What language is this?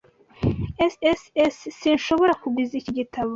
Kinyarwanda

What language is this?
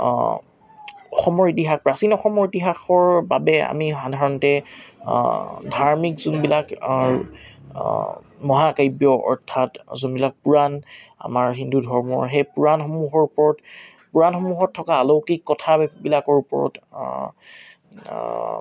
Assamese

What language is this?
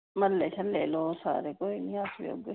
Dogri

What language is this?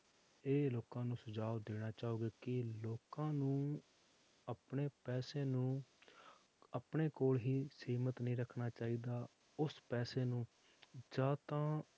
Punjabi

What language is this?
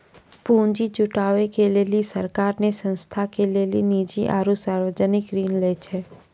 Maithili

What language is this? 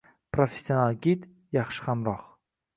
Uzbek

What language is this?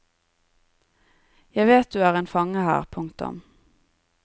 Norwegian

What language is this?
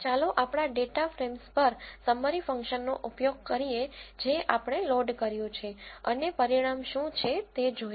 Gujarati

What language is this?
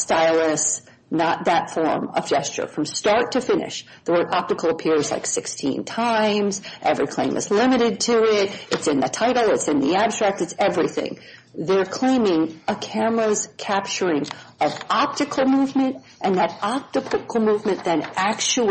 English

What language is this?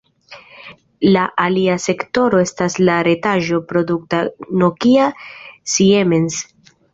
Esperanto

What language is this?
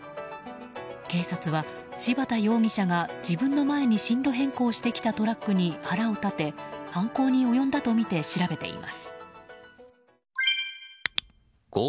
Japanese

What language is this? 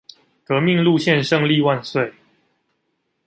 Chinese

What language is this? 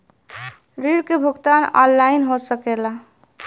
Bhojpuri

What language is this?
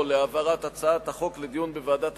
Hebrew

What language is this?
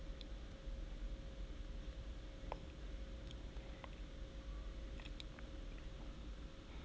English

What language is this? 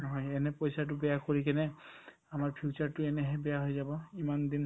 Assamese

